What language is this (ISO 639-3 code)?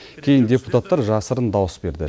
kaz